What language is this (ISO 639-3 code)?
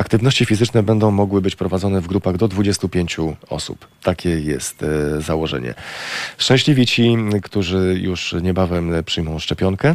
pol